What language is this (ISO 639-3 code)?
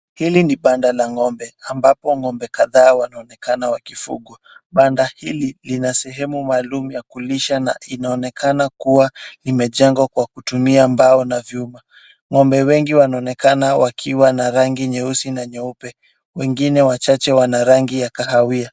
swa